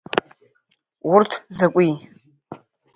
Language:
Abkhazian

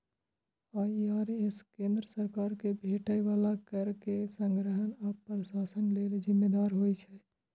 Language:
Maithili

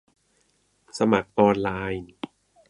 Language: Thai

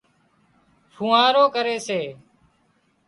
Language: Wadiyara Koli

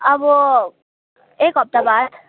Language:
Nepali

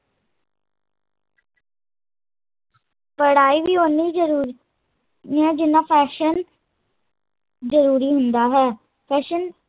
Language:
Punjabi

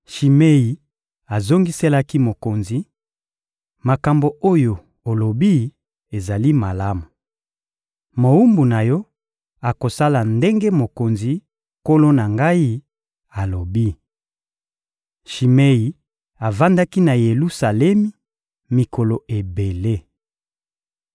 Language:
Lingala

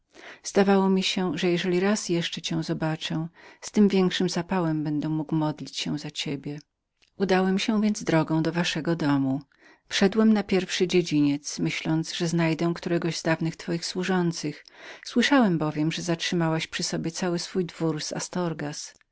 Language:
Polish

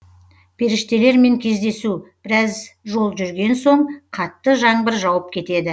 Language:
Kazakh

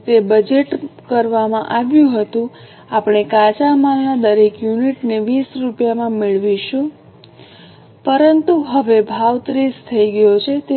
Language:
Gujarati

